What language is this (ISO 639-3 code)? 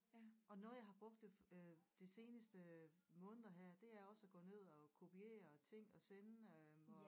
dan